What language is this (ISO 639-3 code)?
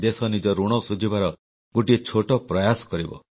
ori